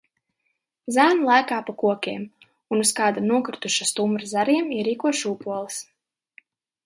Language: Latvian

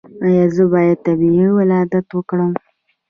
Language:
Pashto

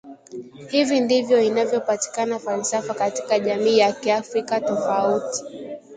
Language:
Swahili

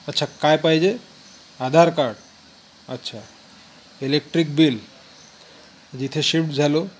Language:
Marathi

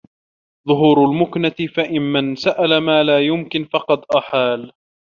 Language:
Arabic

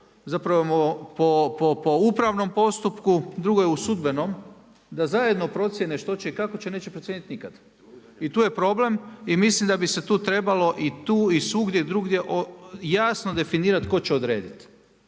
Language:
Croatian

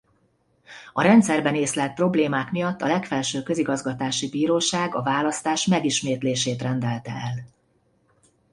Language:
Hungarian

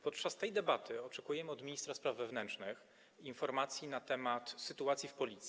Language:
Polish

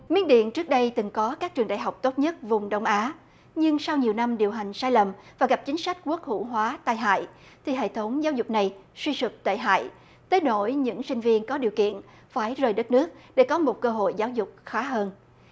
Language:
Vietnamese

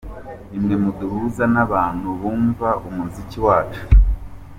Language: Kinyarwanda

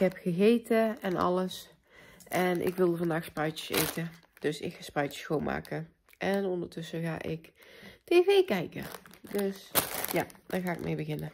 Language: Dutch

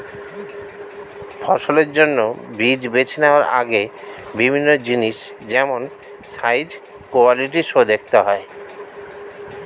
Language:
Bangla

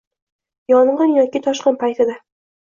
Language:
Uzbek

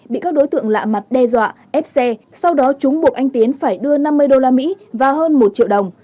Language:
Vietnamese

